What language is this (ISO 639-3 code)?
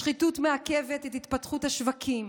heb